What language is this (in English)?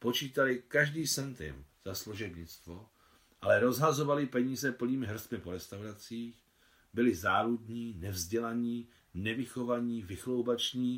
Czech